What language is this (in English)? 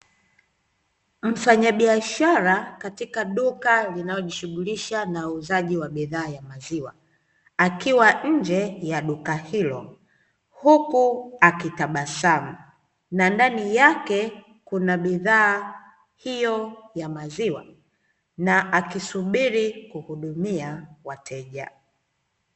Swahili